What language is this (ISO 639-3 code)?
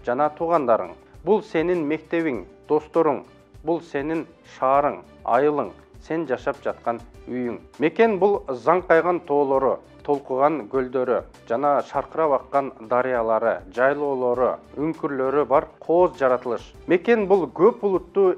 tur